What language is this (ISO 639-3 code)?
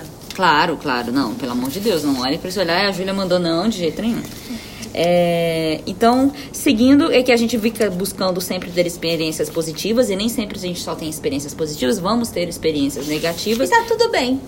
por